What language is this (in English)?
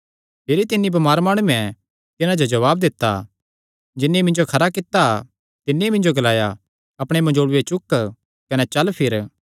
Kangri